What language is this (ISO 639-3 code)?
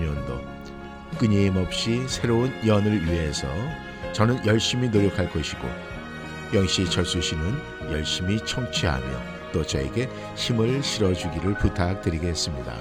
kor